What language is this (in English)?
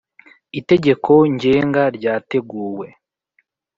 Kinyarwanda